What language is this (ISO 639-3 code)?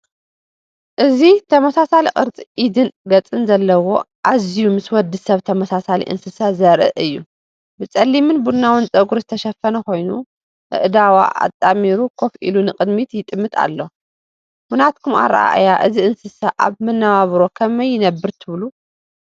tir